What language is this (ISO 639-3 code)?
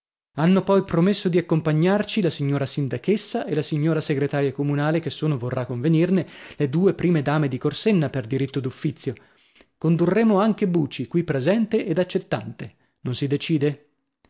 ita